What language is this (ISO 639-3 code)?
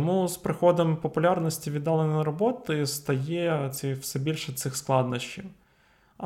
ukr